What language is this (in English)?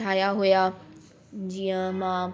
Sindhi